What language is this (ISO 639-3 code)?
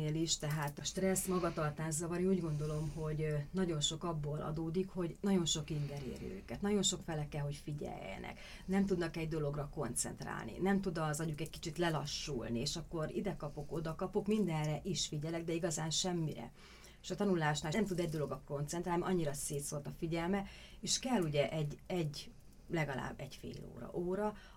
hun